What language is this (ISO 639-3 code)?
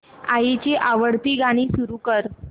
mar